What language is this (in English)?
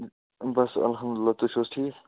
Kashmiri